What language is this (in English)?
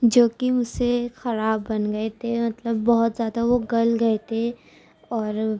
Urdu